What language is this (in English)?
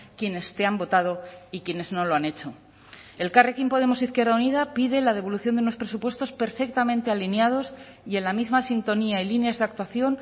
Spanish